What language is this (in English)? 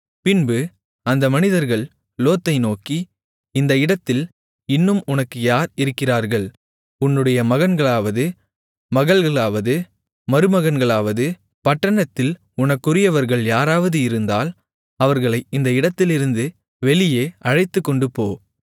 Tamil